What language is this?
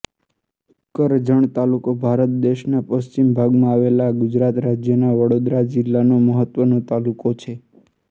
Gujarati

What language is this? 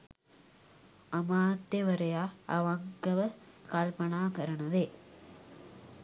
Sinhala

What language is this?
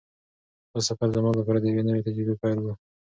Pashto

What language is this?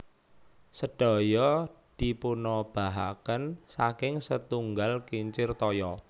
Javanese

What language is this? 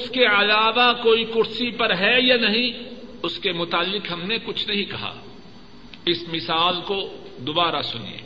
Urdu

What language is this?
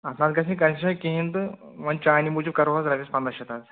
Kashmiri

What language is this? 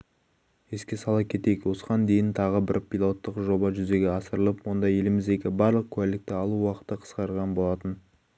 Kazakh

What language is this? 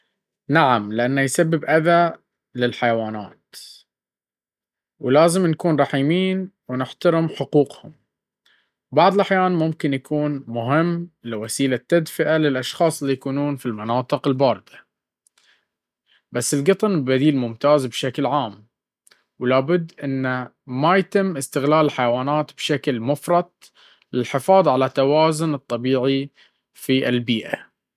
Baharna Arabic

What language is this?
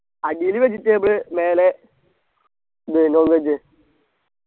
Malayalam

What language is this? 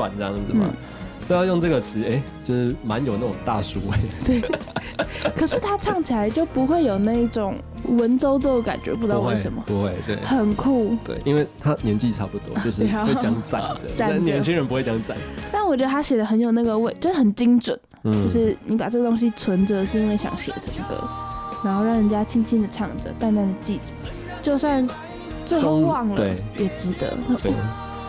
Chinese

